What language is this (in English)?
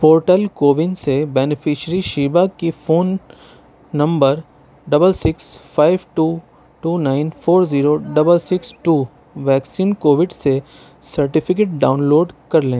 Urdu